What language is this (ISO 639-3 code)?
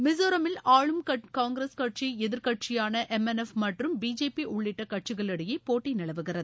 tam